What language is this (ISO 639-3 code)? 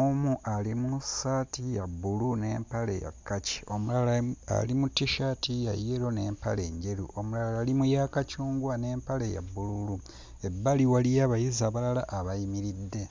lug